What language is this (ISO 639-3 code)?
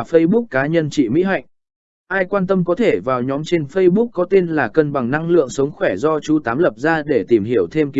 vie